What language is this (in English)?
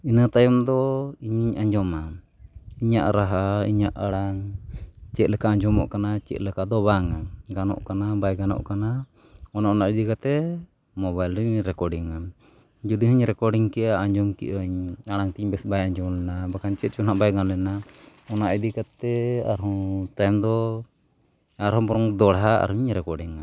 Santali